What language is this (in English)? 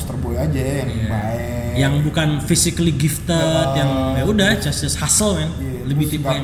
Indonesian